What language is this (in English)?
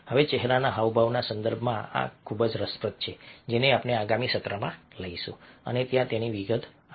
Gujarati